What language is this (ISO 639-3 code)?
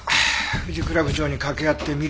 jpn